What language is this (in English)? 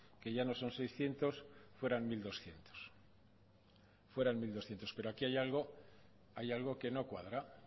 Spanish